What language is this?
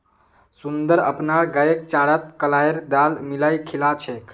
Magahi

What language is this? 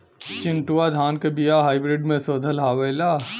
Bhojpuri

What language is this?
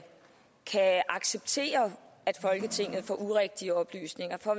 Danish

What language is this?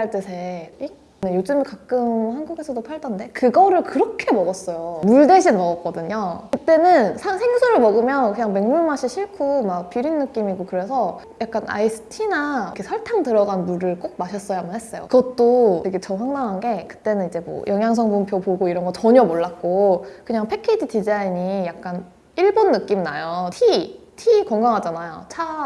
Korean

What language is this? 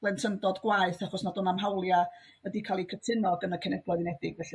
Welsh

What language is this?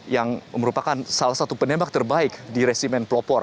Indonesian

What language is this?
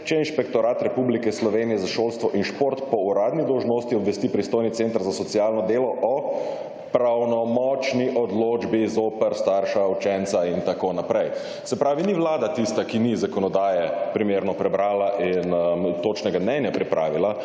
Slovenian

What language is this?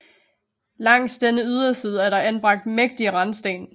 Danish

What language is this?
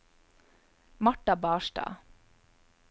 Norwegian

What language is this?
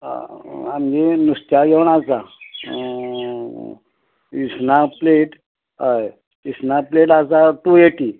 Konkani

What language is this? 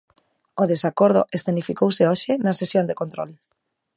Galician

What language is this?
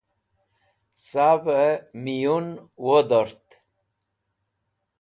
Wakhi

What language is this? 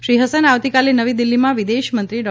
Gujarati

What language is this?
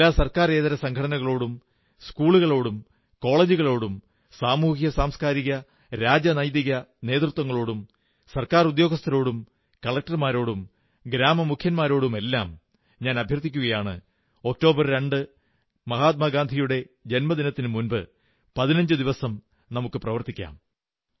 Malayalam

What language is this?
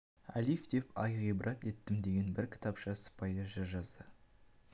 Kazakh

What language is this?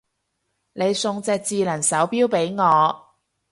Cantonese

